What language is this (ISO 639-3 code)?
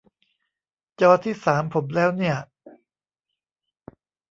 tha